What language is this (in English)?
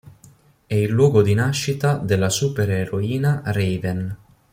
Italian